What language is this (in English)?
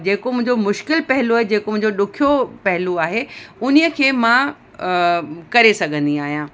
Sindhi